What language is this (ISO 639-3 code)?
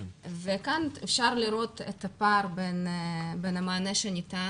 heb